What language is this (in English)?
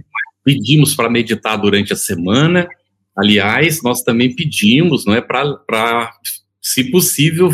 Portuguese